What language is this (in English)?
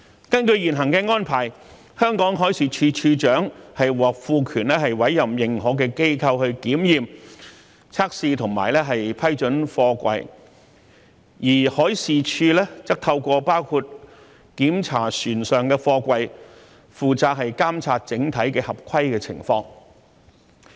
Cantonese